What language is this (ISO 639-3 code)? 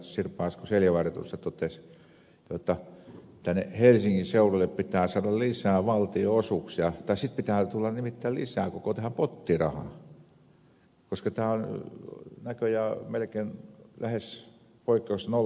fin